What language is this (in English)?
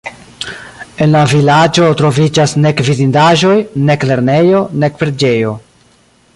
Esperanto